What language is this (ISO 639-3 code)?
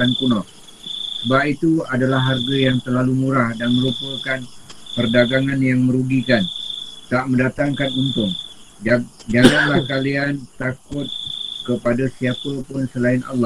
msa